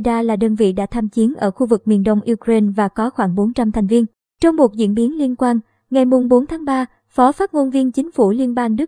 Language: Vietnamese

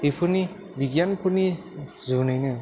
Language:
Bodo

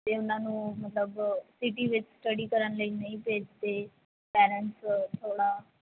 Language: Punjabi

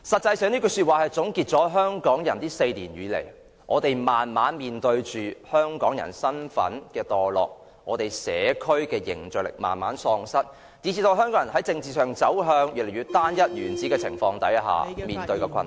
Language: Cantonese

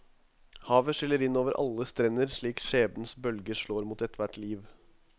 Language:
Norwegian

